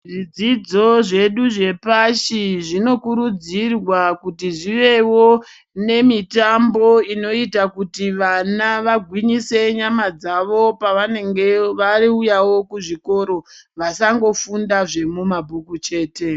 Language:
Ndau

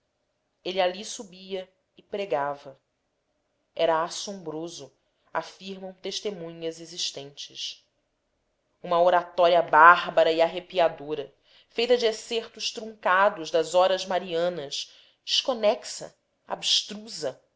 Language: Portuguese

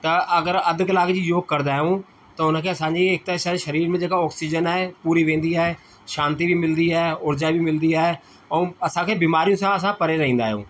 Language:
Sindhi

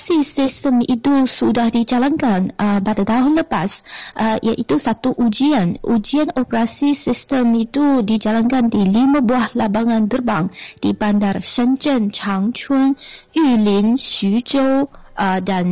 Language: Malay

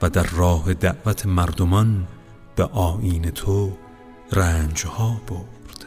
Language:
Persian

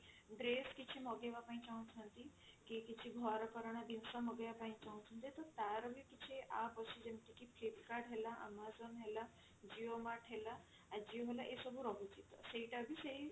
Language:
Odia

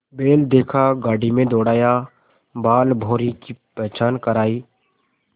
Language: Hindi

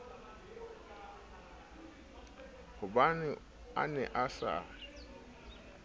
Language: Southern Sotho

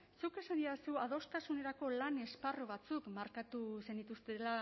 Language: Basque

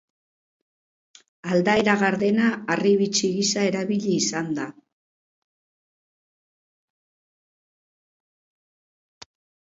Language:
Basque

